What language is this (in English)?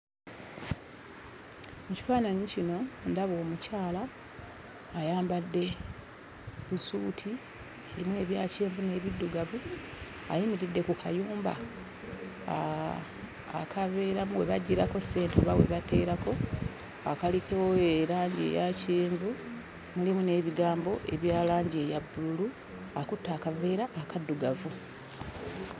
Ganda